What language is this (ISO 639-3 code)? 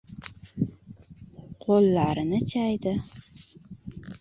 uzb